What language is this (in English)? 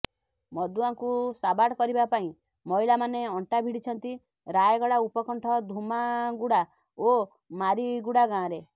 Odia